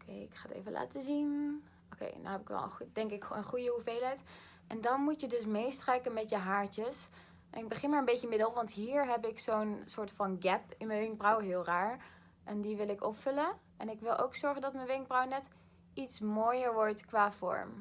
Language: Dutch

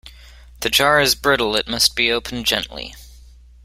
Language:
English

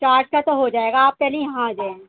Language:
Urdu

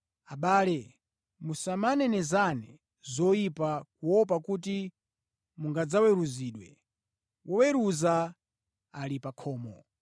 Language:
Nyanja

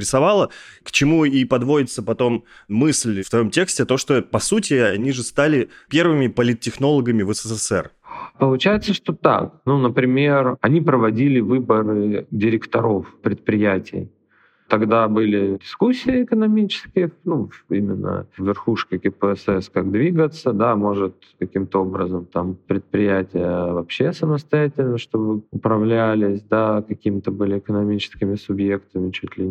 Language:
Russian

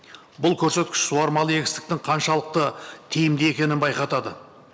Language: Kazakh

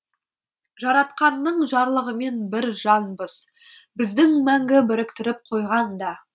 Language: Kazakh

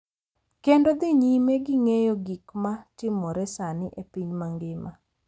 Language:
Luo (Kenya and Tanzania)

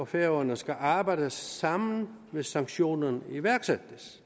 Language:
Danish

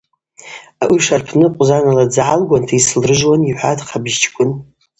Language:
Abaza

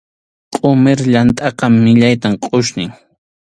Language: Arequipa-La Unión Quechua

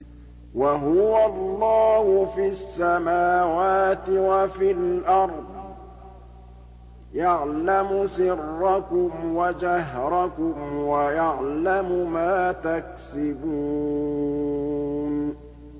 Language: Arabic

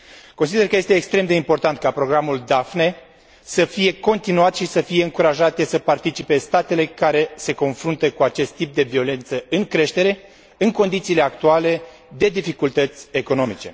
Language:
Romanian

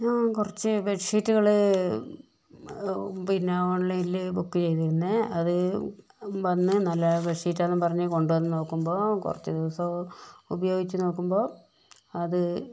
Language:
Malayalam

